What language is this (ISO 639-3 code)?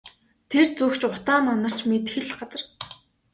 mon